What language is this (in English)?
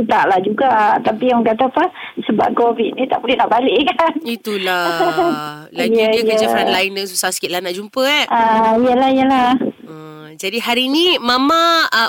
Malay